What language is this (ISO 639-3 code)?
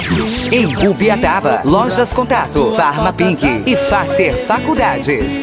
por